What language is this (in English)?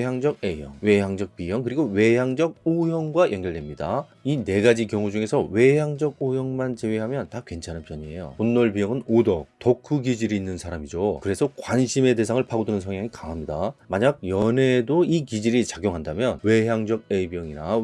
Korean